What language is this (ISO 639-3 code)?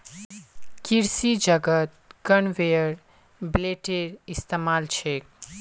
mag